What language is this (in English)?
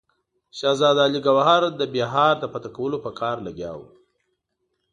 Pashto